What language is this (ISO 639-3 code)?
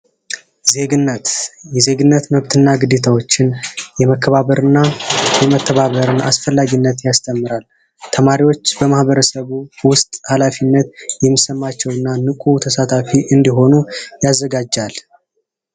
amh